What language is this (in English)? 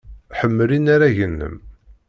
Kabyle